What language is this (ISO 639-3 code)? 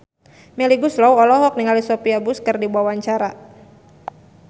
sun